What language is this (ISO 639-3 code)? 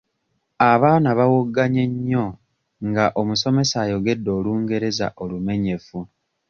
lug